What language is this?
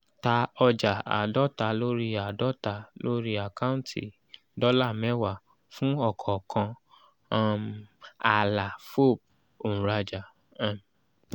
Yoruba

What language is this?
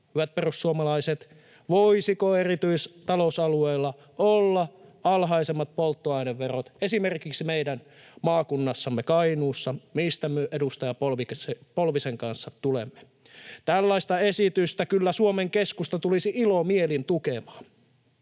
Finnish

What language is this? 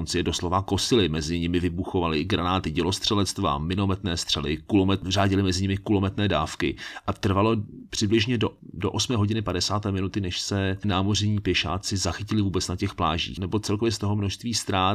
Czech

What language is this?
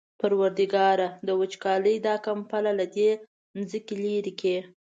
Pashto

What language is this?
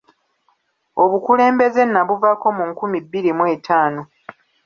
Ganda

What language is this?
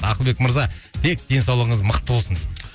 Kazakh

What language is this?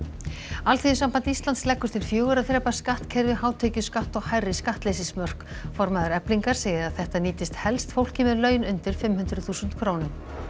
Icelandic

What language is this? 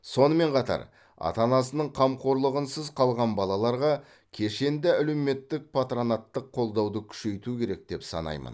Kazakh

